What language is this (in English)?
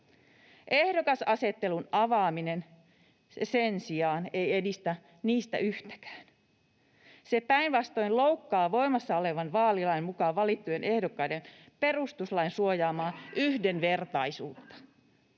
Finnish